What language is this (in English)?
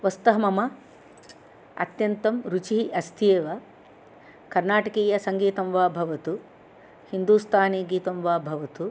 Sanskrit